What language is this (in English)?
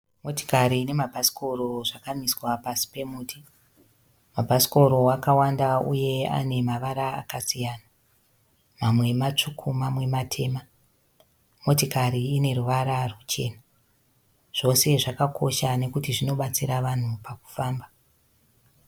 Shona